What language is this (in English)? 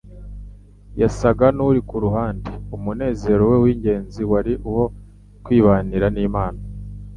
Kinyarwanda